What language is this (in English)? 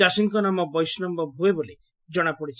Odia